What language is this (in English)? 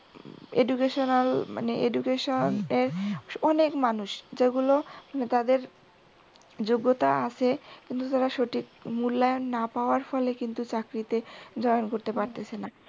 Bangla